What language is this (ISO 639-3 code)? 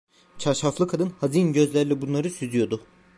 tur